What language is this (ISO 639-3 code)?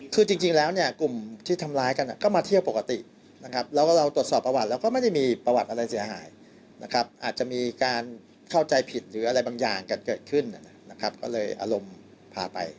tha